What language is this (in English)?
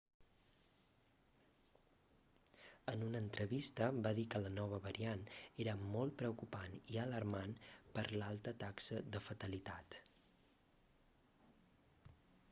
Catalan